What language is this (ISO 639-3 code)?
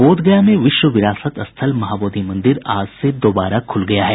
hin